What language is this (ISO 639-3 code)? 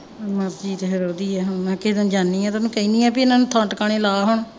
pan